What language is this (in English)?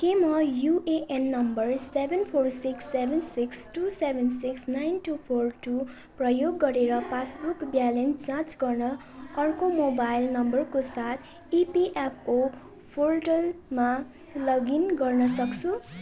Nepali